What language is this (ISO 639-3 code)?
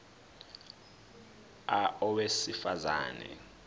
zul